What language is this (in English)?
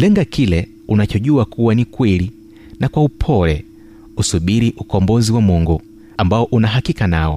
Swahili